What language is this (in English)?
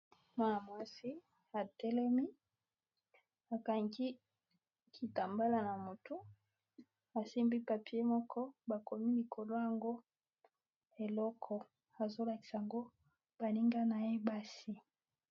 Lingala